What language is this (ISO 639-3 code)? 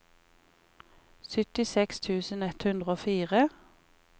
nor